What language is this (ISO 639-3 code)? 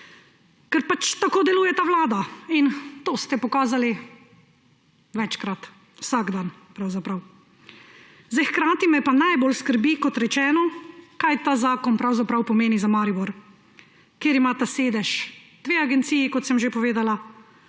slv